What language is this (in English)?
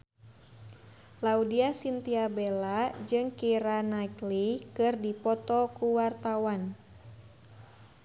Sundanese